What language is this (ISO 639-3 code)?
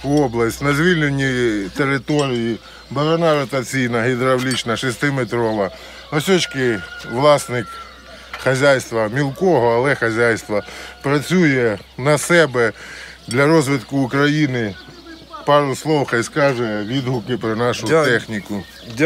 rus